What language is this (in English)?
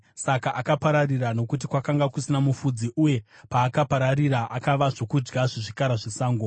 Shona